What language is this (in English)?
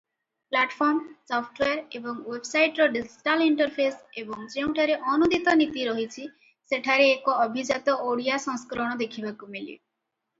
Odia